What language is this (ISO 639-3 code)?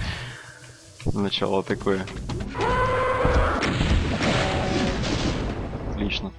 rus